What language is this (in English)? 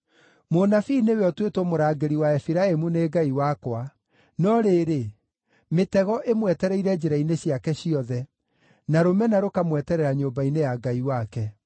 Kikuyu